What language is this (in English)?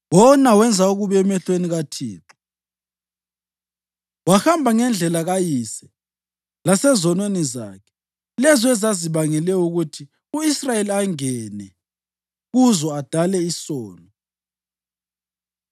North Ndebele